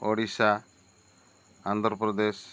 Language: Odia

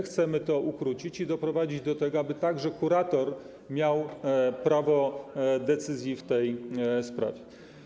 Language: Polish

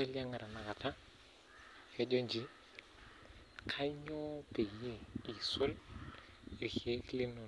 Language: Masai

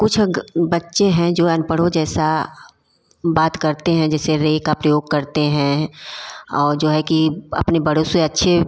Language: Hindi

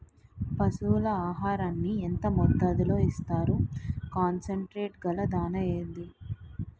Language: Telugu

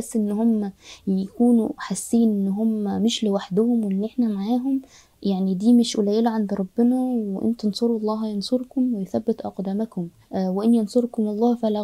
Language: Arabic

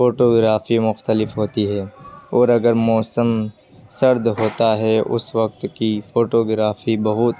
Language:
Urdu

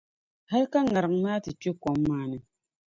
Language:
Dagbani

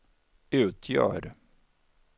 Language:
Swedish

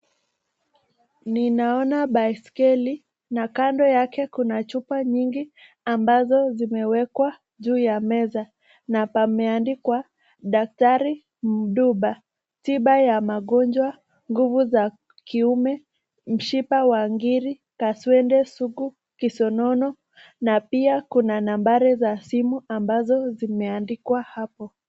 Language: Swahili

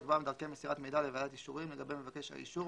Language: Hebrew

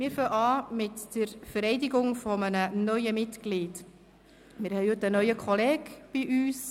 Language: Swiss German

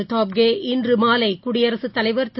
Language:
Tamil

